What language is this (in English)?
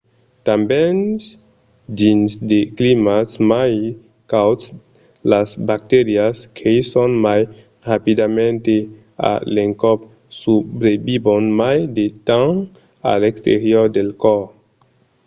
Occitan